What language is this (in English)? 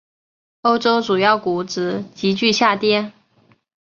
Chinese